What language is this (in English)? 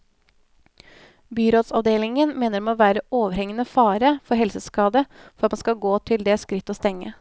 Norwegian